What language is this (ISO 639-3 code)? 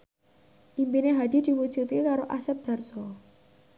jav